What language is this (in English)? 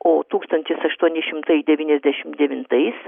Lithuanian